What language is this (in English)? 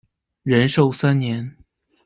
Chinese